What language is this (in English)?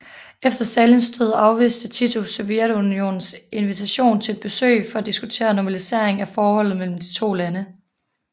Danish